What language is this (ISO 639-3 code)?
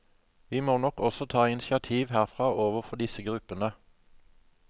nor